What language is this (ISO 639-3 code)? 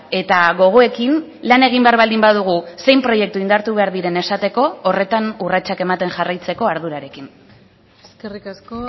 eus